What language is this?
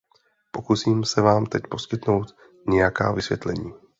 Czech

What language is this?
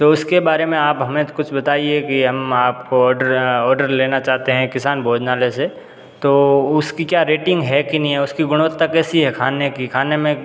Hindi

